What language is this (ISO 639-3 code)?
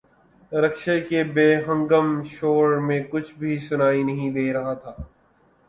urd